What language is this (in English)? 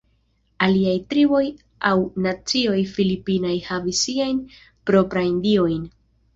Esperanto